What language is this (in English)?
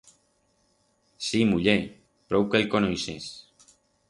Aragonese